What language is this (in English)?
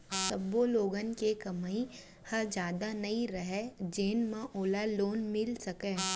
Chhattisgarhi